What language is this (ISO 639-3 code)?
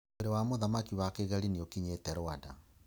kik